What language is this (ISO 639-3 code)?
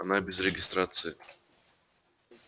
rus